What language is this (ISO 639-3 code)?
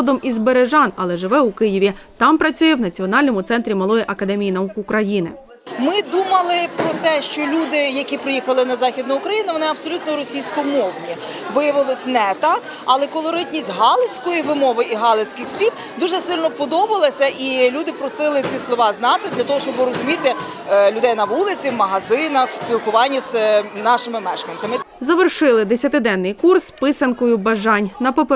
ukr